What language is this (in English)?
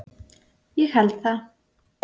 Icelandic